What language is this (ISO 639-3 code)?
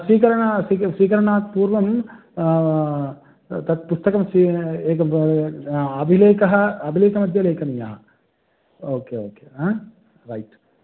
san